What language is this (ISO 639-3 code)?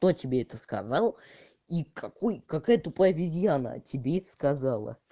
rus